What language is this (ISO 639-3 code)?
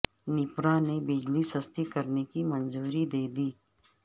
urd